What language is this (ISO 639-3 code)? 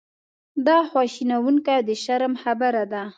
pus